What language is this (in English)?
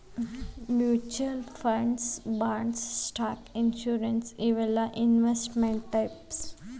Kannada